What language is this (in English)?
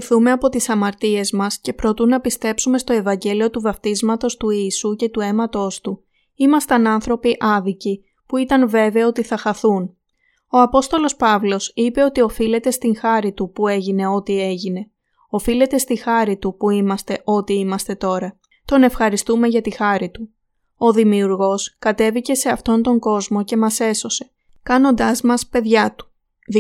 Greek